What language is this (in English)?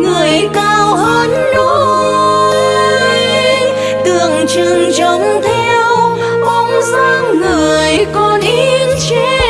Vietnamese